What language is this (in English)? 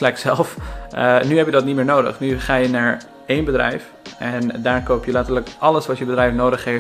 Dutch